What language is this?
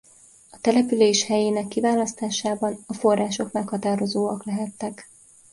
Hungarian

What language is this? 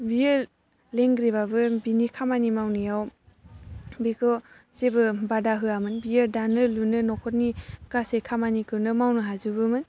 Bodo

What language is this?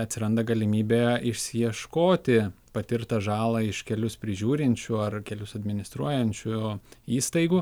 Lithuanian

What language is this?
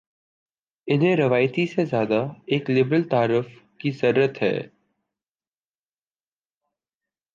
Urdu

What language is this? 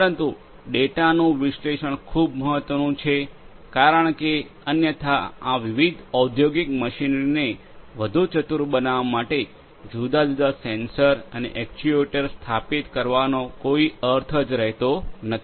Gujarati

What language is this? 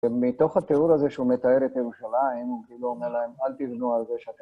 Hebrew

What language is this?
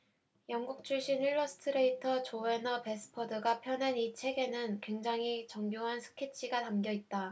Korean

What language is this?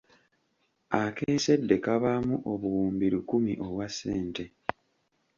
Ganda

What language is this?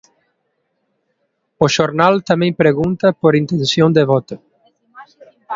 Galician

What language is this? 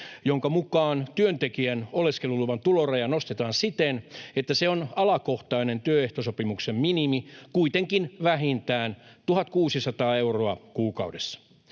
Finnish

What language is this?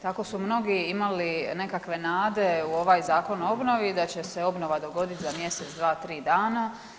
Croatian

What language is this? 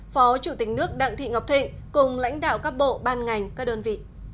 Vietnamese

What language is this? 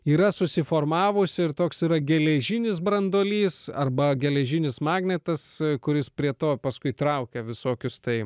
Lithuanian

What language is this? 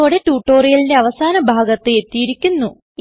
Malayalam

